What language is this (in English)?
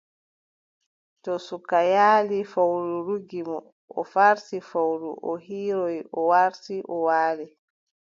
Adamawa Fulfulde